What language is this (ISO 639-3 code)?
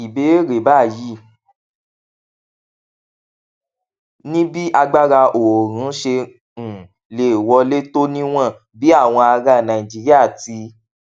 yor